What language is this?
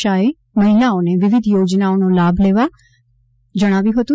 Gujarati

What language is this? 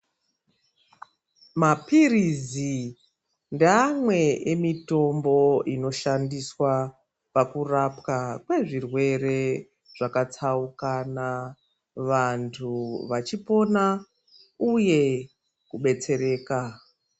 Ndau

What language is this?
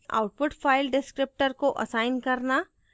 Hindi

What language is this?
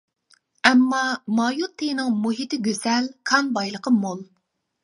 Uyghur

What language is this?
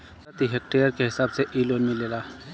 Bhojpuri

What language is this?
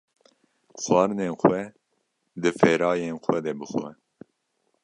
Kurdish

